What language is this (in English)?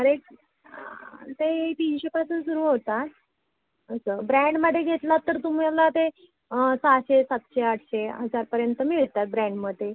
Marathi